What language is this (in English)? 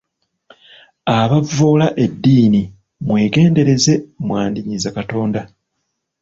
Ganda